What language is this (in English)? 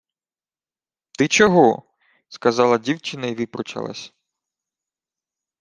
Ukrainian